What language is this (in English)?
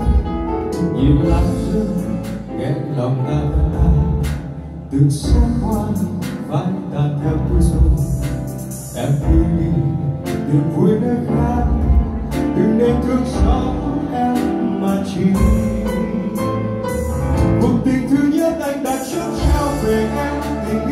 Dutch